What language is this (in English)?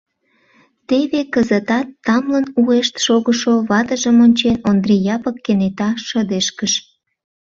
Mari